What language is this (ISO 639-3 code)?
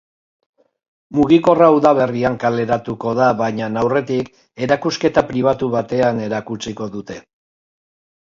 eus